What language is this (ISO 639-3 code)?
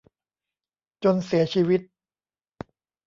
tha